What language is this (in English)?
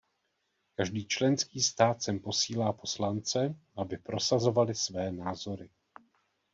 Czech